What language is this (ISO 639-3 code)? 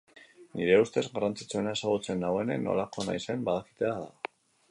eus